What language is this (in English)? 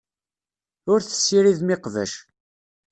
Kabyle